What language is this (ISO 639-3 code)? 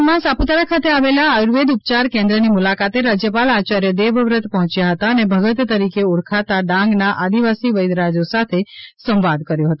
guj